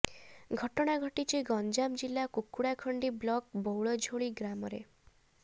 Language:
Odia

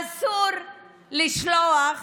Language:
Hebrew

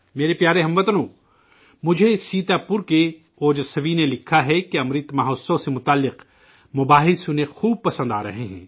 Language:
Urdu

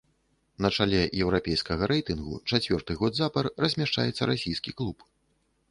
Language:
Belarusian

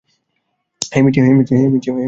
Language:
Bangla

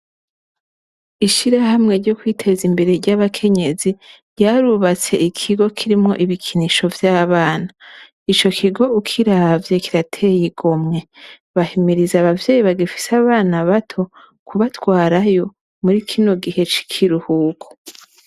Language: Rundi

